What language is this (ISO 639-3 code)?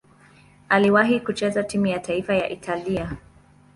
swa